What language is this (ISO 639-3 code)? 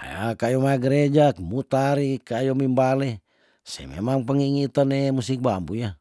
tdn